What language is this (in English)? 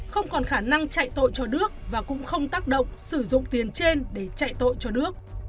Vietnamese